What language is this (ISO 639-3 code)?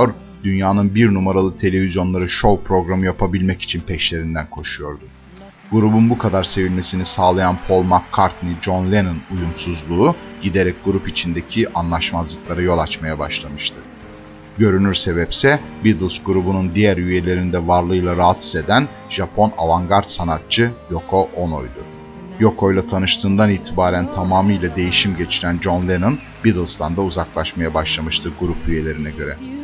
tur